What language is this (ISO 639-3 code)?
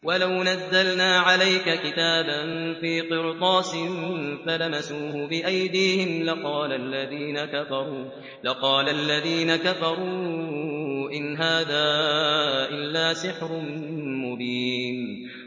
ara